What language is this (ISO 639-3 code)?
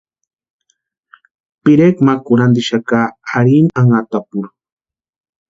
pua